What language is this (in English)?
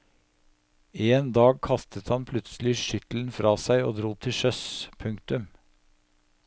Norwegian